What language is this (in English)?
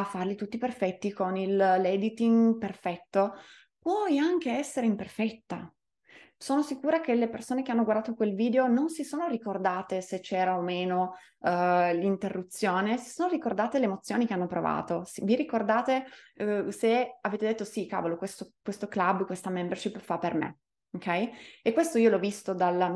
Italian